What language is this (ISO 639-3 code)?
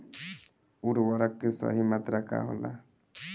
bho